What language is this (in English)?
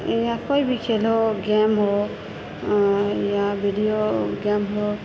Maithili